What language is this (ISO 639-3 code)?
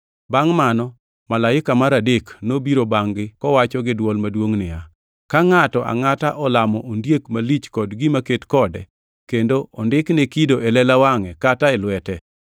luo